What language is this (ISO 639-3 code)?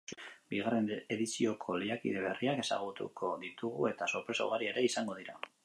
eus